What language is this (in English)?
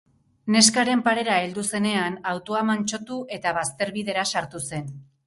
Basque